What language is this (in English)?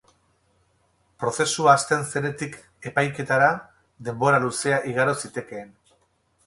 Basque